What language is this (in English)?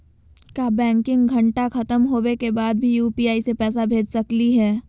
Magahi